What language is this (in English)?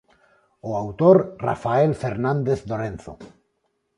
Galician